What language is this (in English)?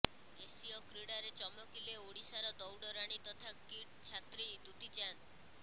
Odia